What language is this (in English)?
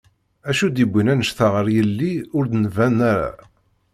Kabyle